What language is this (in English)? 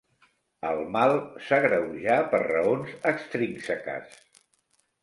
Catalan